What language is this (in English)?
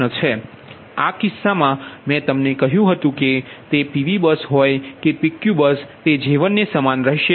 Gujarati